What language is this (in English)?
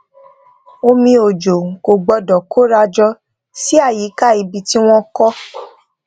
Yoruba